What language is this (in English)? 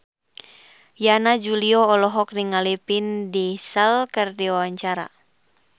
Sundanese